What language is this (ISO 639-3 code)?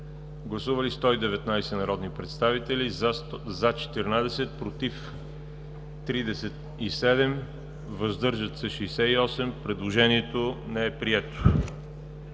bul